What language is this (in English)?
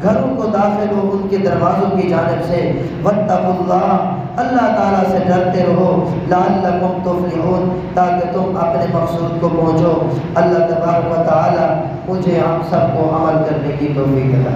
Hindi